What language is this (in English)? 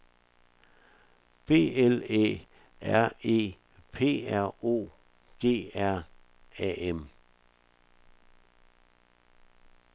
Danish